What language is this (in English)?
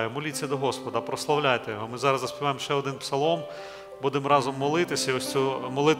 Ukrainian